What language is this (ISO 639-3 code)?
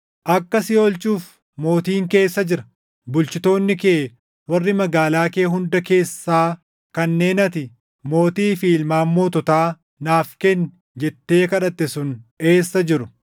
orm